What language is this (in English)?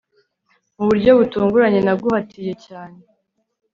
Kinyarwanda